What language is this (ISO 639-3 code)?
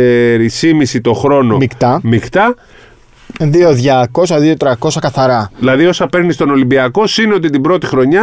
ell